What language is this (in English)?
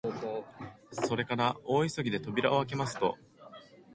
Japanese